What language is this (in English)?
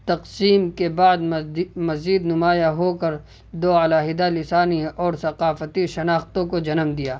Urdu